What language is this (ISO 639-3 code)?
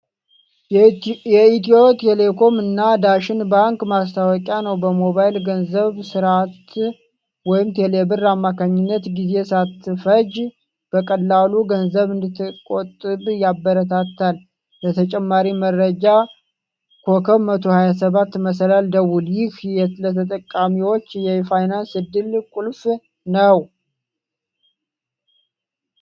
amh